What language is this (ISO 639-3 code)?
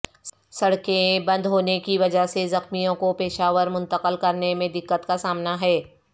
urd